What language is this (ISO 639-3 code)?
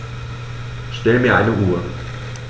deu